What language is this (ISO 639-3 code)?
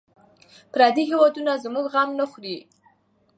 pus